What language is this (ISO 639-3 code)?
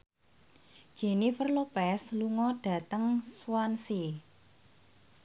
jav